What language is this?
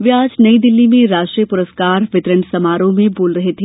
Hindi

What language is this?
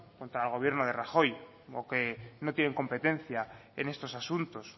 Spanish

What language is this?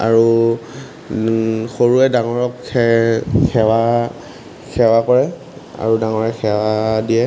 Assamese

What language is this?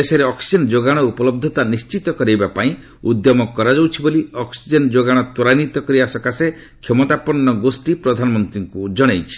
Odia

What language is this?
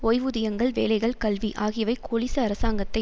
Tamil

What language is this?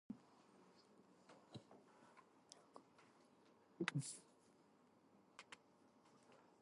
English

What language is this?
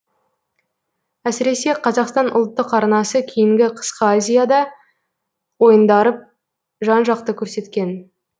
Kazakh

